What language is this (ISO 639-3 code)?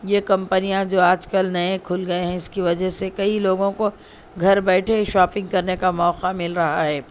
urd